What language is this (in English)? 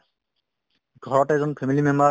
Assamese